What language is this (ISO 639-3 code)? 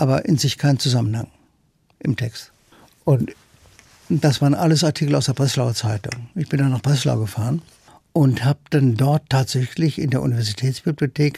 deu